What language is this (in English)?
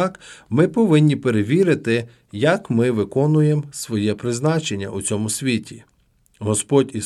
Ukrainian